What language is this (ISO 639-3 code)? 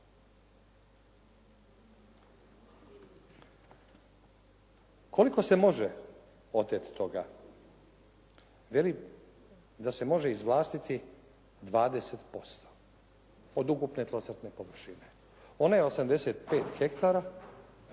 hrv